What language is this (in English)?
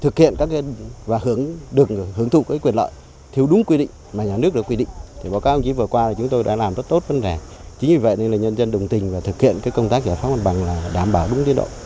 Vietnamese